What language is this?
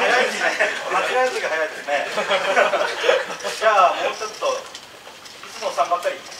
Japanese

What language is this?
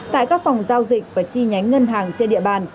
Vietnamese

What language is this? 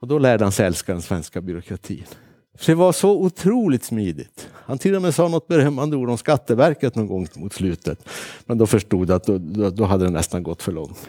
Swedish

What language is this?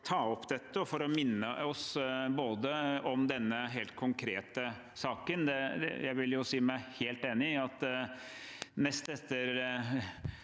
Norwegian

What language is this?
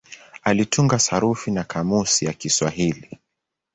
Swahili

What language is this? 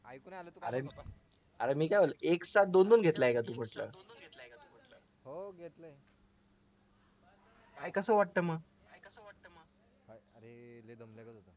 Marathi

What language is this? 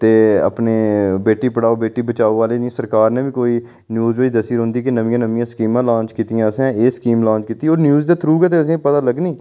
Dogri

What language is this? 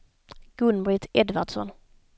Swedish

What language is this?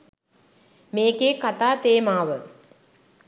Sinhala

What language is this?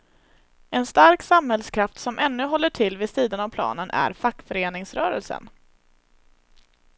Swedish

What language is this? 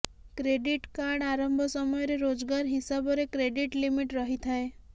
Odia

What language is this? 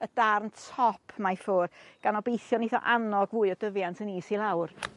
Welsh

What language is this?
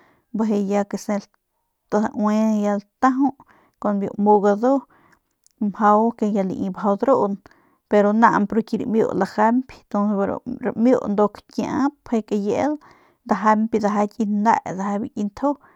Northern Pame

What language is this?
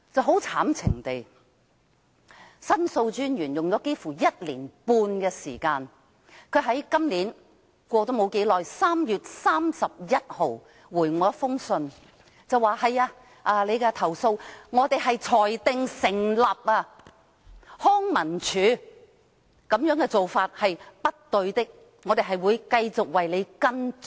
Cantonese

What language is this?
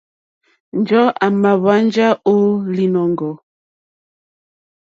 Mokpwe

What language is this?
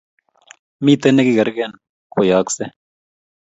Kalenjin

